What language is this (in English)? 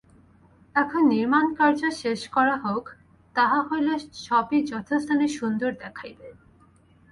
Bangla